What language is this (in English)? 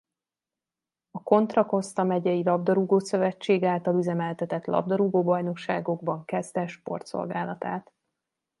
Hungarian